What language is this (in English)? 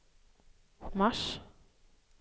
Swedish